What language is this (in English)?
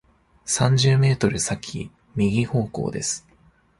Japanese